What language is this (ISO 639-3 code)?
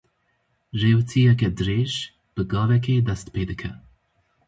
kur